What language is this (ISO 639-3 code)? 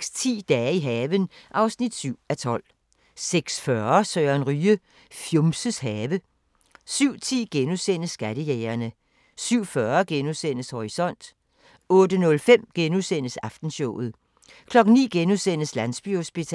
dan